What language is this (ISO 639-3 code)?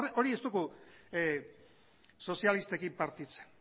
eus